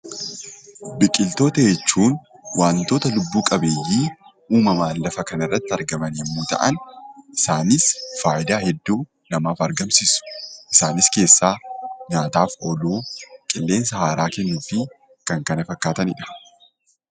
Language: Oromo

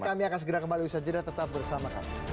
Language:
Indonesian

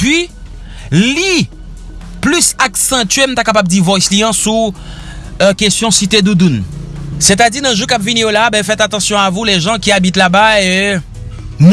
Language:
French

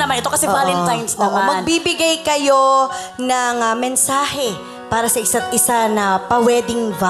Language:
Filipino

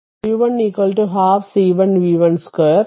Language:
Malayalam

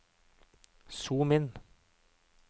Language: Norwegian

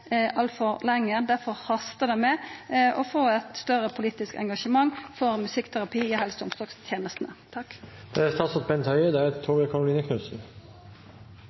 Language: Norwegian Nynorsk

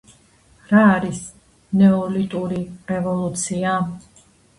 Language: Georgian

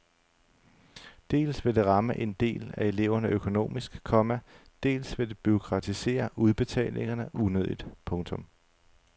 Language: Danish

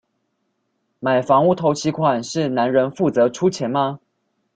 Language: Chinese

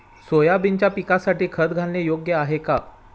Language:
Marathi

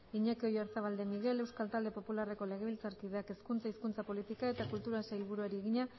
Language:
Basque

